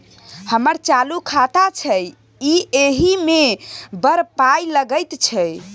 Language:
Maithili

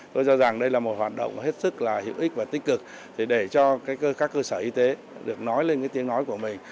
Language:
Vietnamese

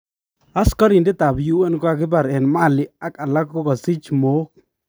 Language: Kalenjin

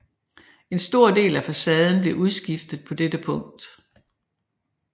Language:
Danish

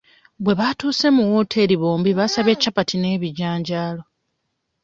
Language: Ganda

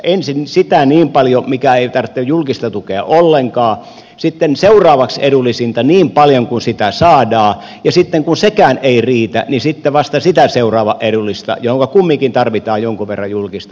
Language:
Finnish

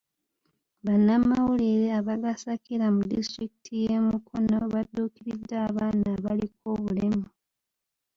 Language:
Ganda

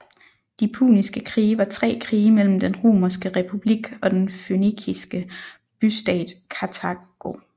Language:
Danish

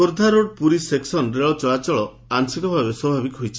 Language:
Odia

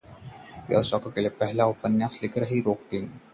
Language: Hindi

